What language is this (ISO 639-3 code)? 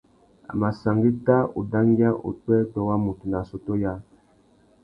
bag